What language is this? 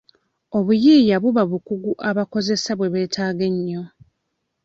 Ganda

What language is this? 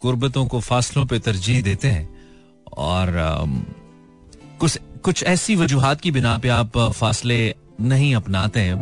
Hindi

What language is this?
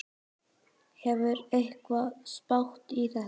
Icelandic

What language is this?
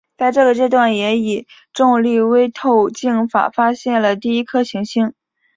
Chinese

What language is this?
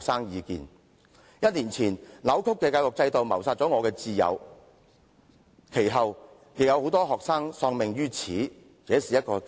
Cantonese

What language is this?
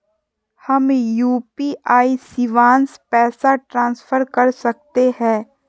Magahi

